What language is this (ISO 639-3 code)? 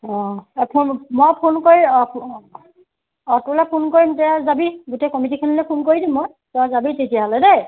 asm